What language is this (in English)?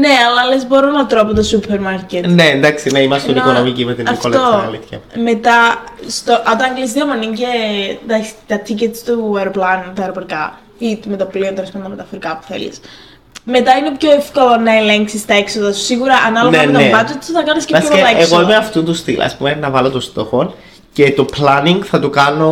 Greek